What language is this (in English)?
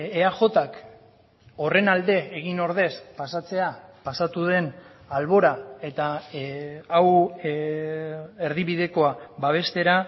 Basque